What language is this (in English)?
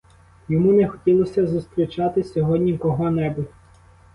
Ukrainian